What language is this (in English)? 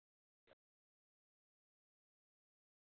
Marathi